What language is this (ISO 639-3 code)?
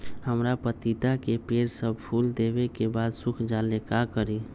mag